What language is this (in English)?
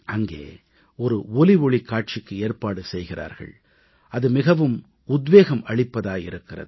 Tamil